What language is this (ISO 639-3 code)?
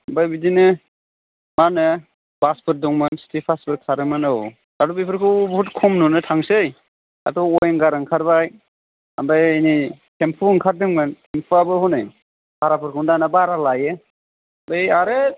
brx